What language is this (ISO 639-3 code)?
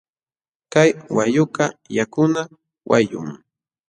qxw